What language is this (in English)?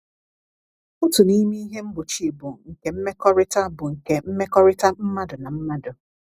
Igbo